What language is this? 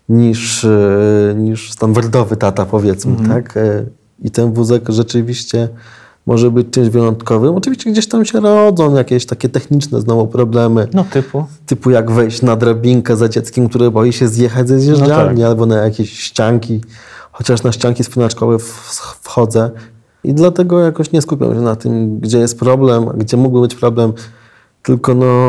Polish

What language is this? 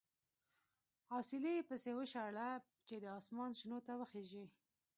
Pashto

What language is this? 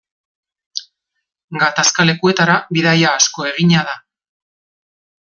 Basque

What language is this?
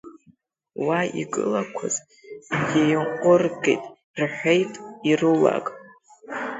Abkhazian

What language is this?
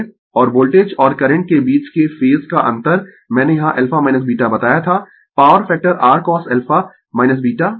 Hindi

